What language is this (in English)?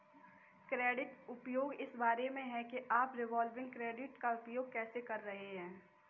Hindi